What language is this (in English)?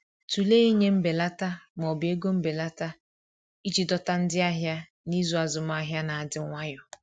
Igbo